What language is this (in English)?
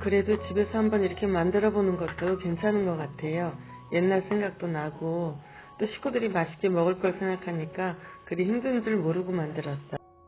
Korean